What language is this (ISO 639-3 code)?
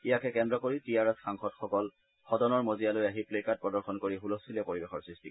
asm